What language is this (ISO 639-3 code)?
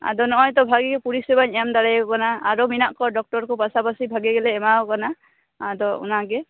sat